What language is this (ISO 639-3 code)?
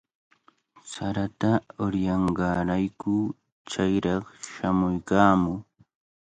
qvl